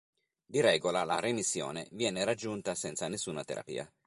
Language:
Italian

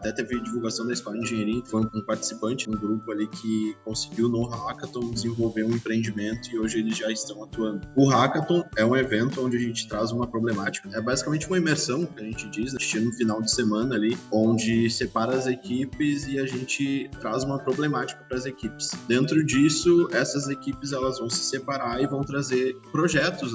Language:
Portuguese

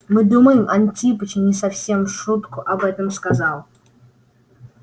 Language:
Russian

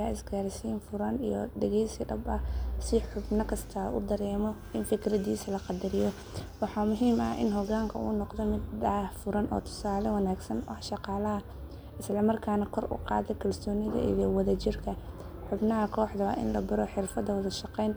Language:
Somali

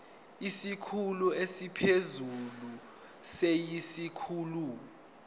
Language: Zulu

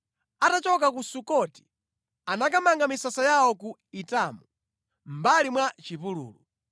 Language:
Nyanja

